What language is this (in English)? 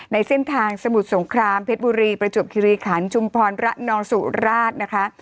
Thai